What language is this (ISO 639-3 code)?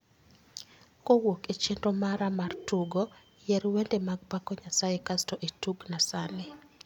luo